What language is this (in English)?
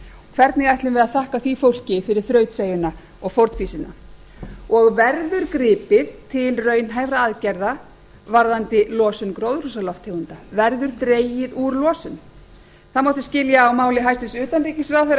Icelandic